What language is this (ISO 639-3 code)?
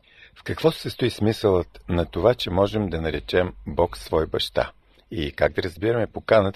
bul